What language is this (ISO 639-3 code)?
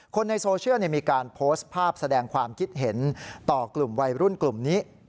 tha